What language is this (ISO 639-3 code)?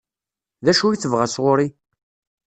kab